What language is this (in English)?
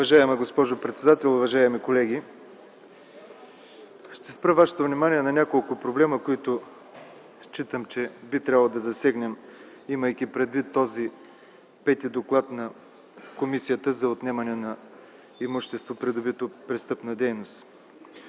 Bulgarian